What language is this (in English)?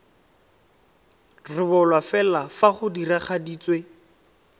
Tswana